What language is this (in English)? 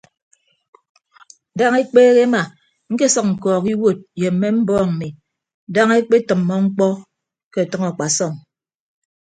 Ibibio